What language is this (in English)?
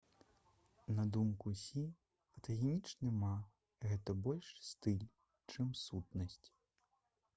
Belarusian